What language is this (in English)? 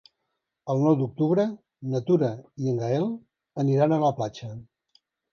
Catalan